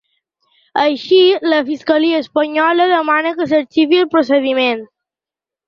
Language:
Catalan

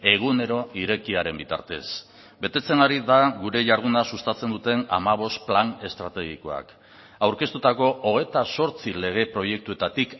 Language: Basque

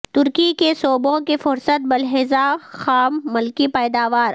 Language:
Urdu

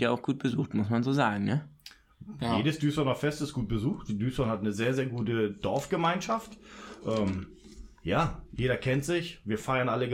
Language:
German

